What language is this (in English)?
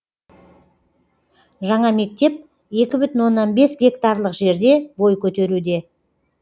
Kazakh